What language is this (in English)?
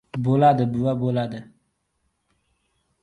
Uzbek